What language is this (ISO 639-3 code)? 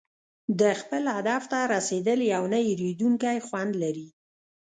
pus